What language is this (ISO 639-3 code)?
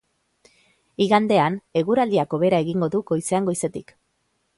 eus